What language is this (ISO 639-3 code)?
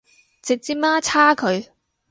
yue